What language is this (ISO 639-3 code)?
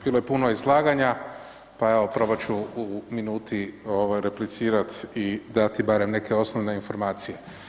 hrv